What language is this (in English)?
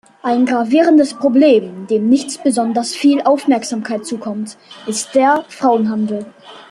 German